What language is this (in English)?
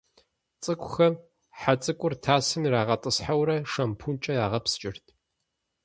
Kabardian